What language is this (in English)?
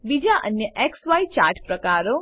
Gujarati